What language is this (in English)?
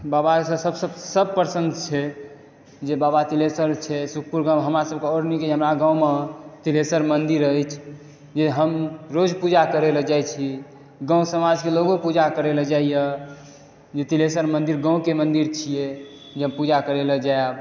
Maithili